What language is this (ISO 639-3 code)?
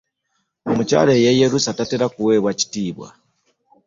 lug